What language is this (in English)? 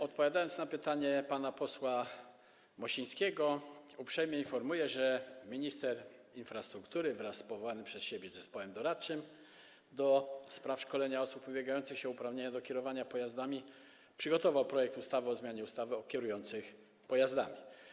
Polish